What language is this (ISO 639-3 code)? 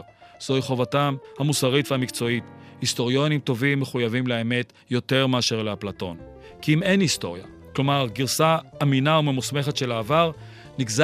heb